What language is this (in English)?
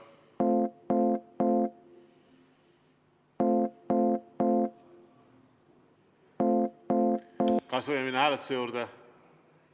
Estonian